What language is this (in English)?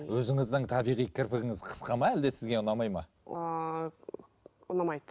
Kazakh